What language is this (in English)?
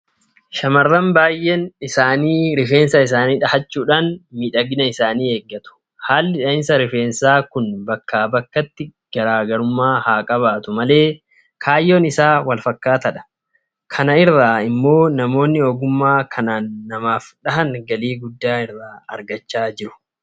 Oromo